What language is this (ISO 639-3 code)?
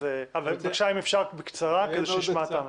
heb